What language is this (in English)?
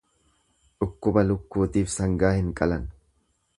Oromo